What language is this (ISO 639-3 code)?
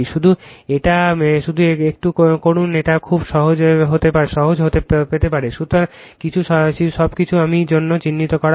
ben